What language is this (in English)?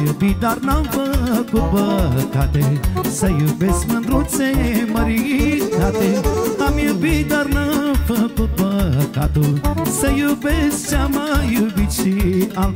Romanian